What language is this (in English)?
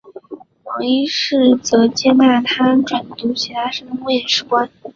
Chinese